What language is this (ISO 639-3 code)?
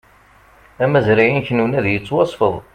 kab